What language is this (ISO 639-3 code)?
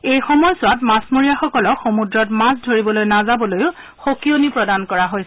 asm